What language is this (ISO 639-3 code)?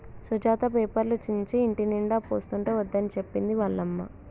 tel